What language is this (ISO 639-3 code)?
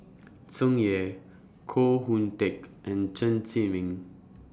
eng